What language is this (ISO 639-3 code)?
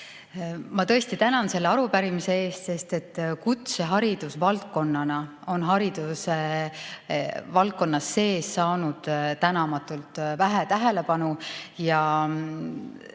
est